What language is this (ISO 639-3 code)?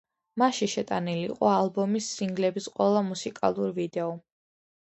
kat